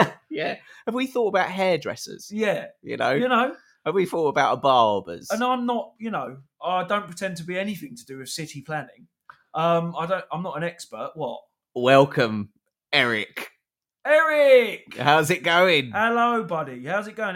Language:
English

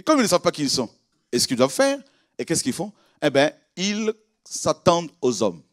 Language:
French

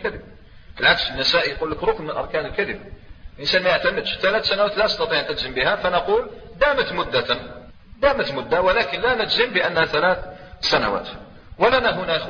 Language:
Arabic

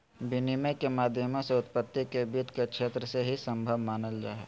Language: Magahi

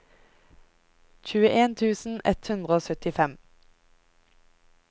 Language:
Norwegian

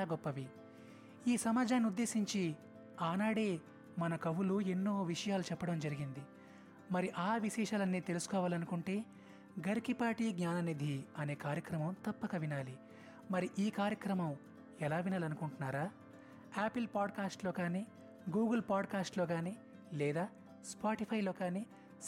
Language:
Telugu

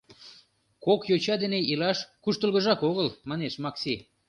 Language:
Mari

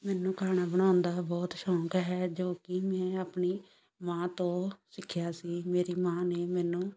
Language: Punjabi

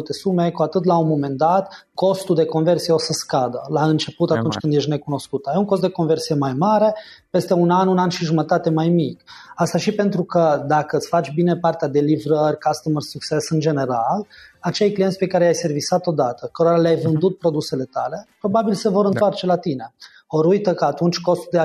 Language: Romanian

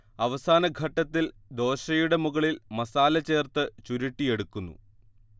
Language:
Malayalam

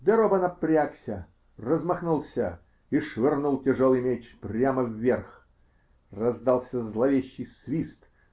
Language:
Russian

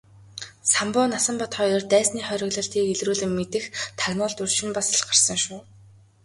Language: Mongolian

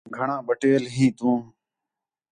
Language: Khetrani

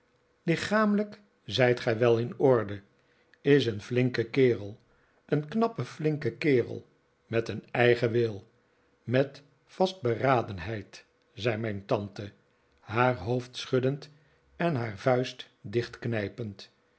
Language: Dutch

